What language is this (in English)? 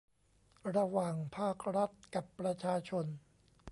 Thai